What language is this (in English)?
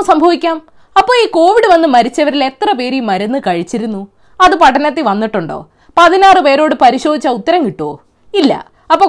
Malayalam